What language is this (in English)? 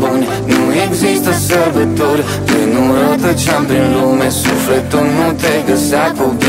Romanian